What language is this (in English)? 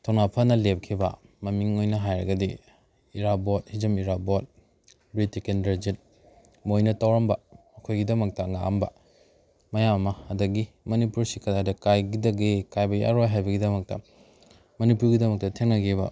Manipuri